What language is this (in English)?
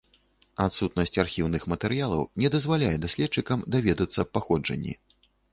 Belarusian